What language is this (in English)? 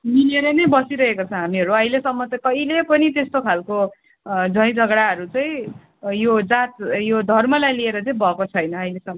Nepali